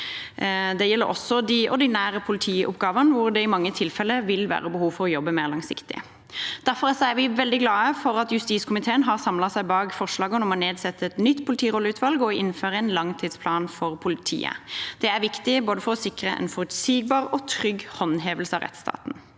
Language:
Norwegian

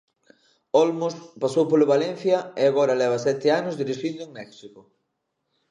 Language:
Galician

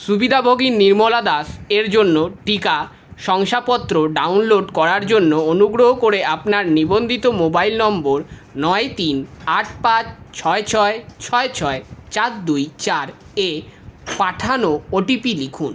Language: Bangla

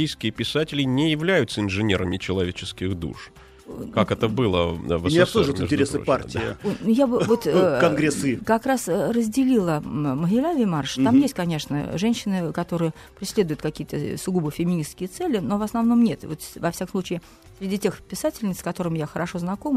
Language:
Russian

